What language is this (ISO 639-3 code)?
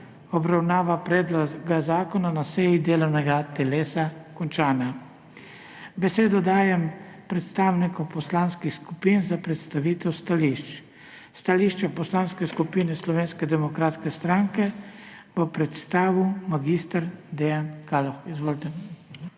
slv